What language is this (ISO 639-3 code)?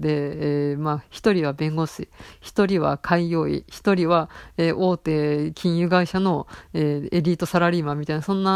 jpn